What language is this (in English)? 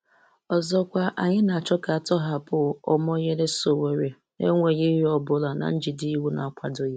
Igbo